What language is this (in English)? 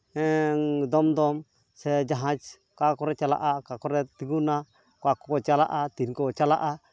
Santali